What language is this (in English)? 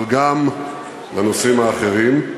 Hebrew